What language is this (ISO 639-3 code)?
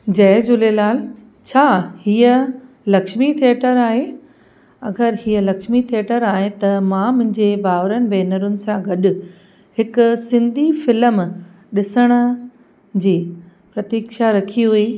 snd